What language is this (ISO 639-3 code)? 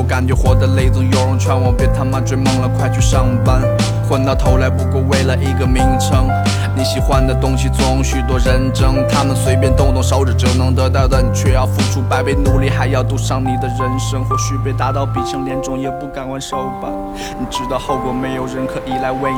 zho